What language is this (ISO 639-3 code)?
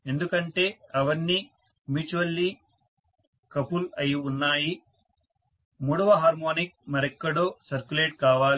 tel